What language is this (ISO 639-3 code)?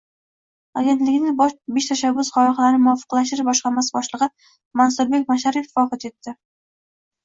uzb